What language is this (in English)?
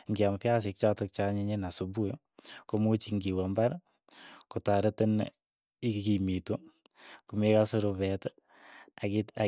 Keiyo